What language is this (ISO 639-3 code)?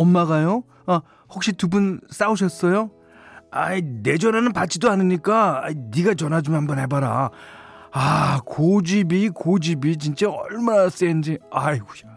kor